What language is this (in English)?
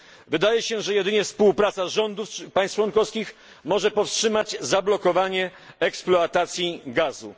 Polish